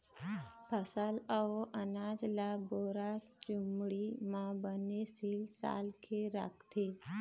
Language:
Chhattisgarhi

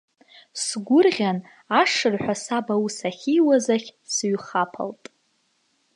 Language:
Abkhazian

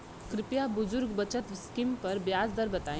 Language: Bhojpuri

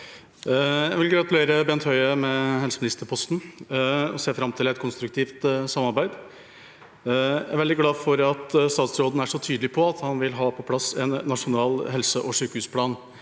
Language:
Norwegian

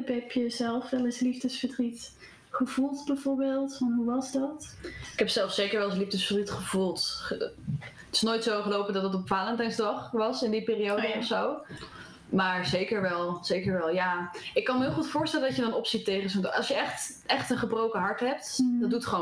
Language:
Dutch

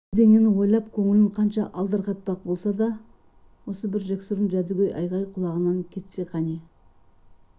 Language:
Kazakh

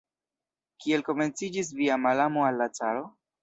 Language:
Esperanto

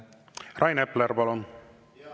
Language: Estonian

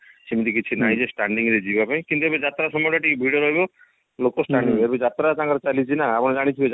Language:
Odia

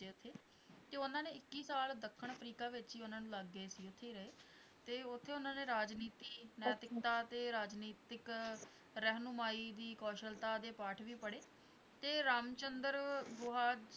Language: Punjabi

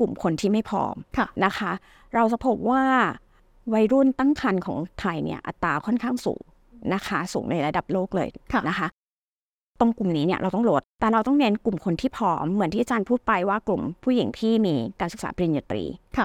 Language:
Thai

